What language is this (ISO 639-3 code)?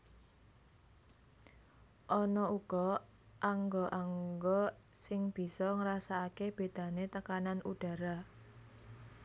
jav